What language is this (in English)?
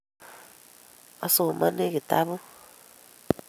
Kalenjin